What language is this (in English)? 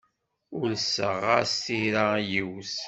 Kabyle